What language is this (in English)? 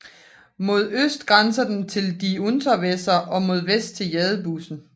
Danish